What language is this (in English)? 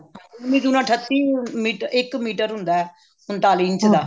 Punjabi